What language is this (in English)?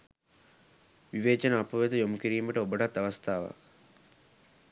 Sinhala